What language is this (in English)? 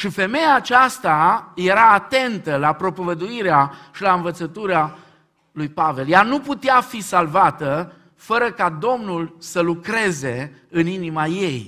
Romanian